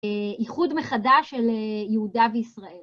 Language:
Hebrew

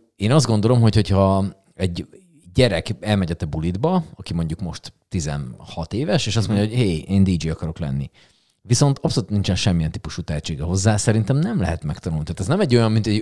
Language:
Hungarian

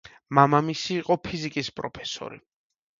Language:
Georgian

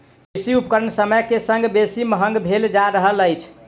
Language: Maithili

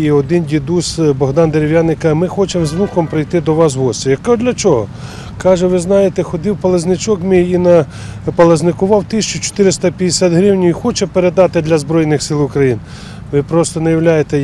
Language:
Ukrainian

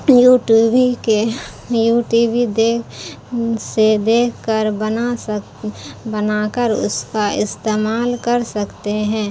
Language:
Urdu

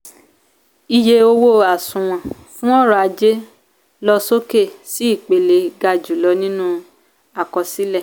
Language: Yoruba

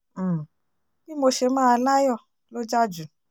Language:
Yoruba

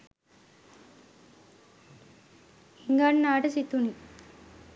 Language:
Sinhala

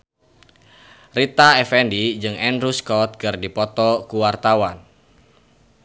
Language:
Sundanese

